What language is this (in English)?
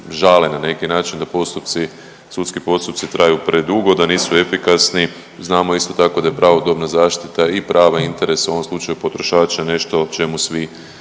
Croatian